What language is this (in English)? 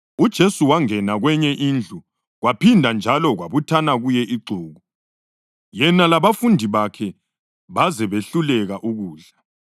North Ndebele